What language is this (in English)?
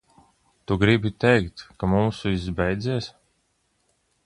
Latvian